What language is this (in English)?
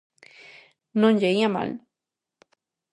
Galician